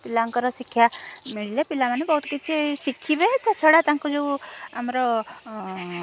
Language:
Odia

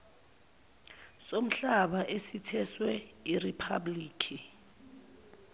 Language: Zulu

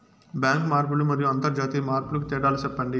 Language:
Telugu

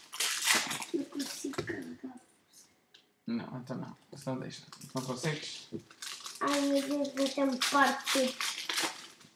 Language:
Portuguese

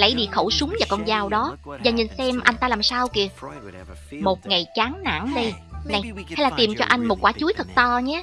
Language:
Vietnamese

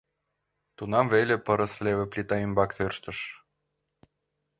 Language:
Mari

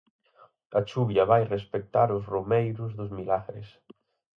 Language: Galician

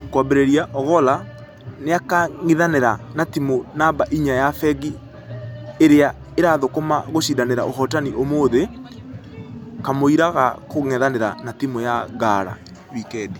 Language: Kikuyu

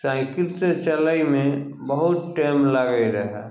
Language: Maithili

